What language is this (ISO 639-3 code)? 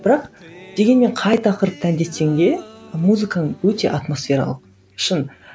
kaz